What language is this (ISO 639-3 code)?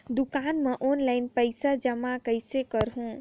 hne